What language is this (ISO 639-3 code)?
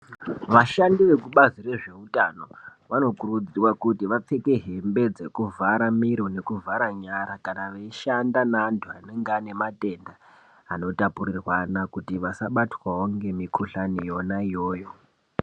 ndc